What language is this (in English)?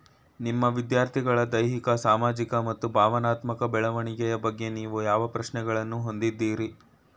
Kannada